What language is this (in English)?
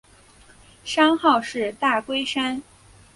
Chinese